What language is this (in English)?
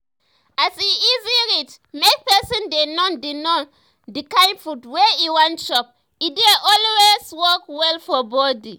Nigerian Pidgin